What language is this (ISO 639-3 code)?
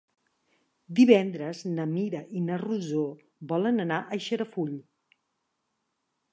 cat